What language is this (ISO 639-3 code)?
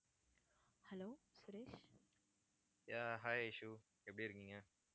tam